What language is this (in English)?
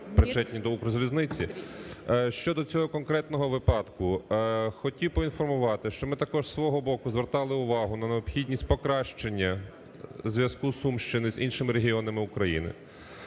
Ukrainian